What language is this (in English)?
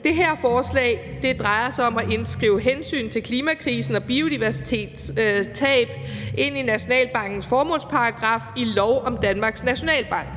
Danish